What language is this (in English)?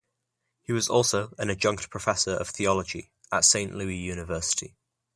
English